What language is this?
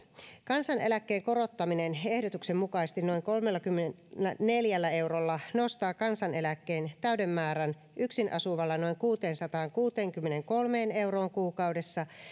Finnish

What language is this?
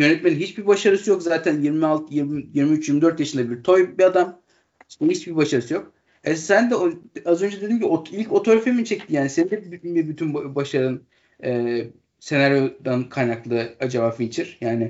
Turkish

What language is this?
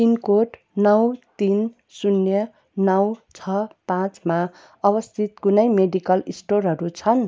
Nepali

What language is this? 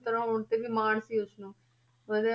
Punjabi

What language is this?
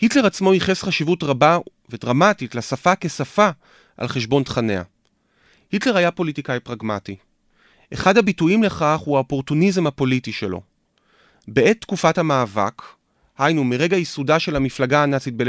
Hebrew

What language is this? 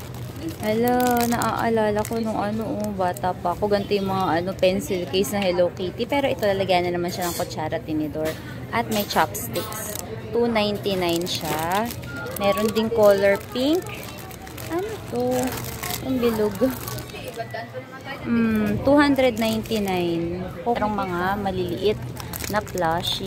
Filipino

